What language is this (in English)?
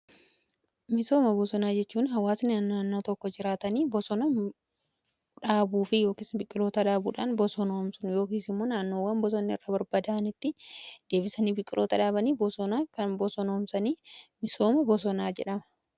Oromo